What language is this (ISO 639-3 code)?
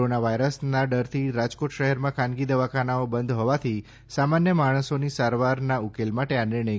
guj